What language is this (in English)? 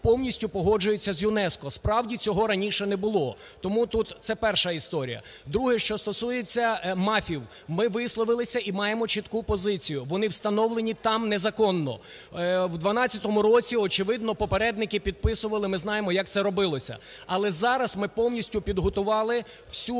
Ukrainian